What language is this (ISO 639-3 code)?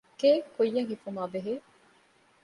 div